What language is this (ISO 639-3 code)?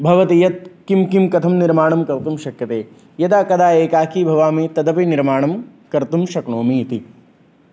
san